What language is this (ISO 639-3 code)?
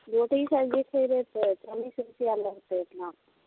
mai